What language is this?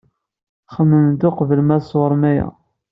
Kabyle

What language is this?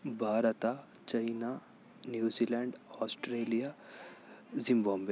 Kannada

